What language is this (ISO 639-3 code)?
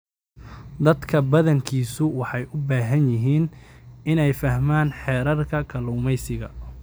som